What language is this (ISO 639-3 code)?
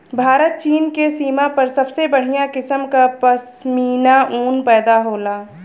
bho